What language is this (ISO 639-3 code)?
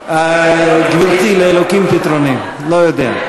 heb